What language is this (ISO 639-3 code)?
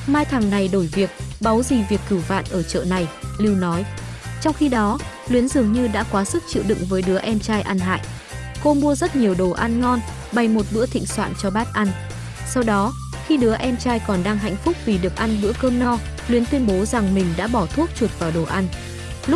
vie